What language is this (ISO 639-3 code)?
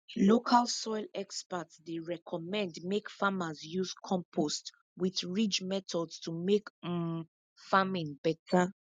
pcm